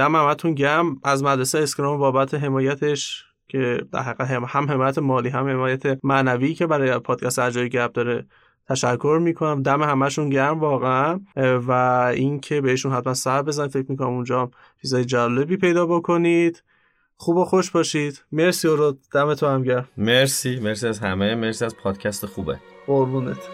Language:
Persian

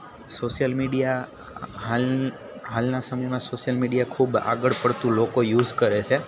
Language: Gujarati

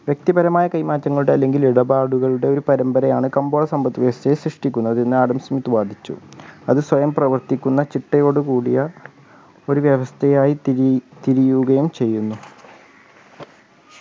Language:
Malayalam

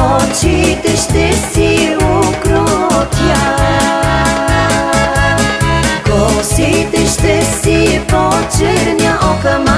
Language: Romanian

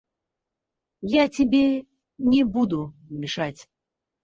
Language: Russian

